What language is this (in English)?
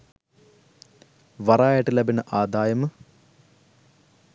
Sinhala